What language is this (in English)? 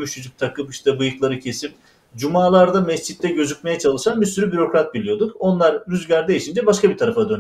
Turkish